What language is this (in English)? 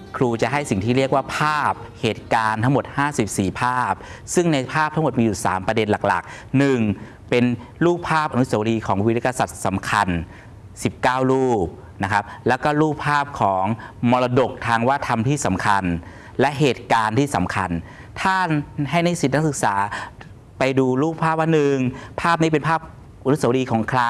Thai